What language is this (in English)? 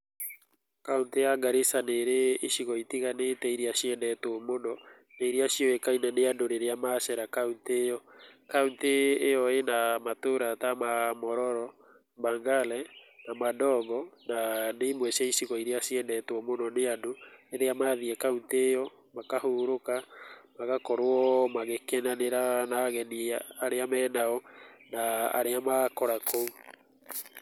Kikuyu